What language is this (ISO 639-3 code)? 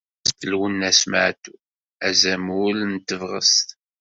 kab